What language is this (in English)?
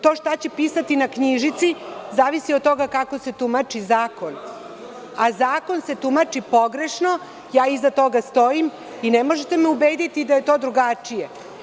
Serbian